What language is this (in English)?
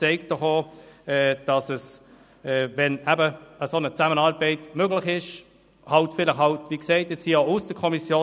Swiss German